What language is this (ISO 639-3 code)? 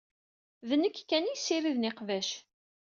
kab